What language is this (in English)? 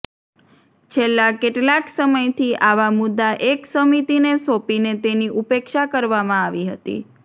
Gujarati